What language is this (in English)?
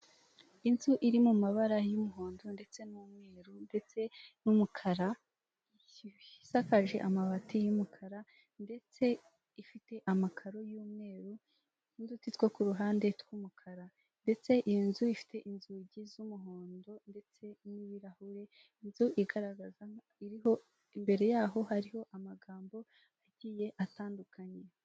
Kinyarwanda